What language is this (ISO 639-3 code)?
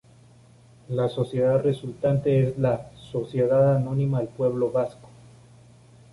spa